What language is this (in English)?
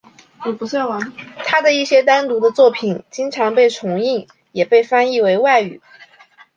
Chinese